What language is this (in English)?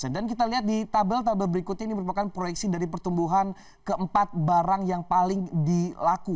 Indonesian